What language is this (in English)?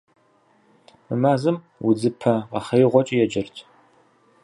Kabardian